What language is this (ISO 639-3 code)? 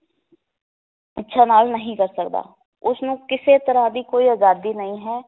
pan